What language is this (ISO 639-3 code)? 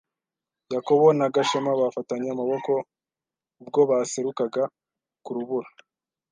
kin